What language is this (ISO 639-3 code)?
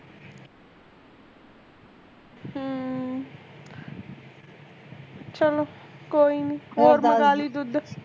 pan